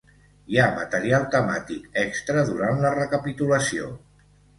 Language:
Catalan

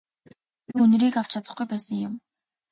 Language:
Mongolian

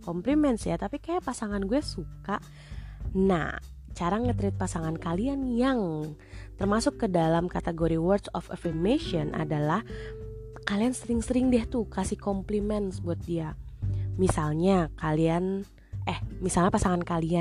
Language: Indonesian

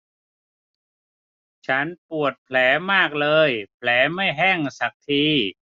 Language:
Thai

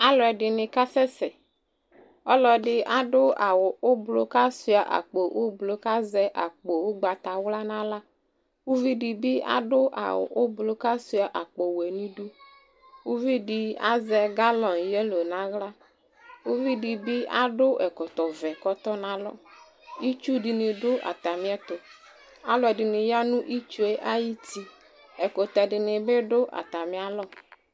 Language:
Ikposo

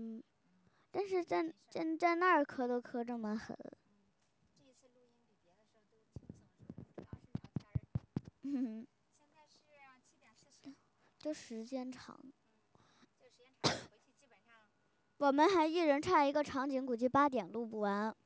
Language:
Chinese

